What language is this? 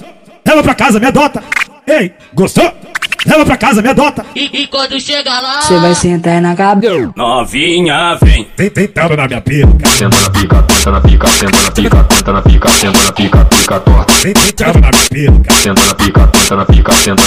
Portuguese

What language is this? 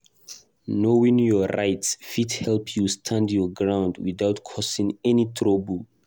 Nigerian Pidgin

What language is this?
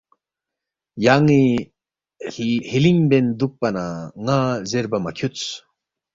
Balti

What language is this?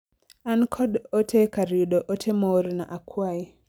Luo (Kenya and Tanzania)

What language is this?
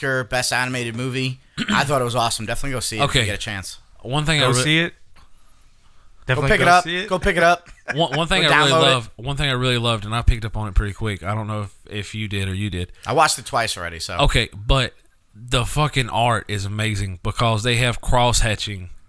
English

